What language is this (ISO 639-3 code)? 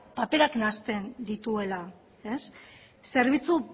eus